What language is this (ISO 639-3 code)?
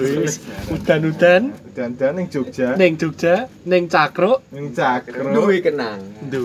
ind